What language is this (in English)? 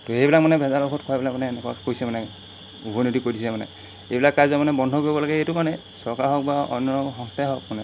Assamese